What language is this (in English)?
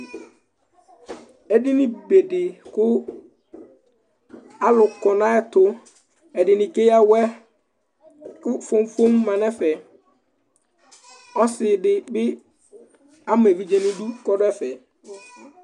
Ikposo